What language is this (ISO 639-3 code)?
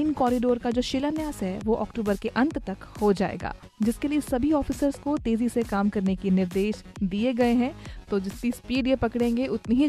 hin